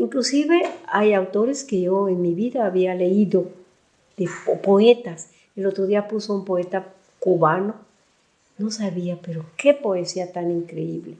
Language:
Spanish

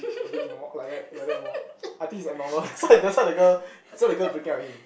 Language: English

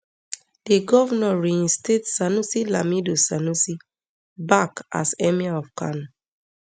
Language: Nigerian Pidgin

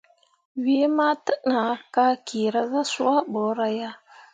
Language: Mundang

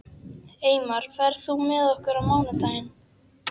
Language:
Icelandic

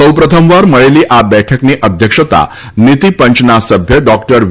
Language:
Gujarati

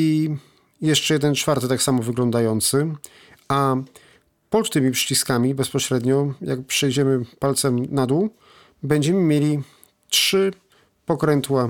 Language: Polish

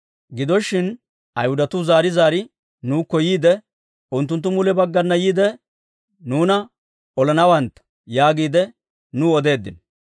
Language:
Dawro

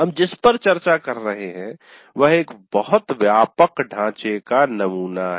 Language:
Hindi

